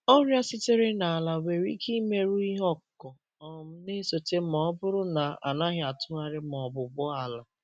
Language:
Igbo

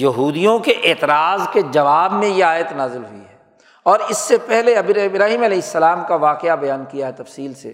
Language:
Urdu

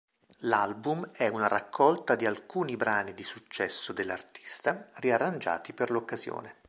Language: Italian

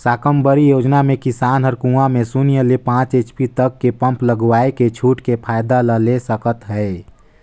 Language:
Chhattisgarhi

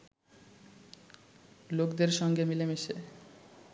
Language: Bangla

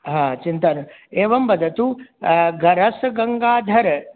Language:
Sanskrit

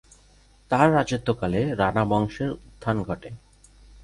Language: Bangla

